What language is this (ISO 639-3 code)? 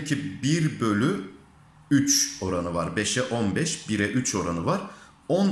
tur